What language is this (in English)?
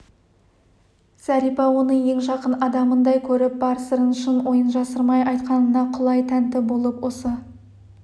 Kazakh